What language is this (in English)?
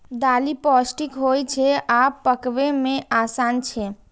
Maithili